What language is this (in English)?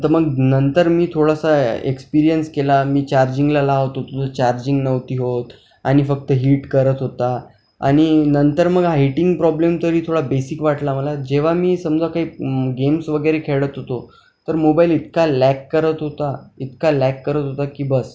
Marathi